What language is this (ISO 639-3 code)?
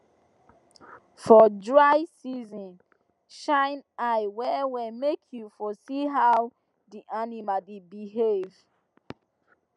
pcm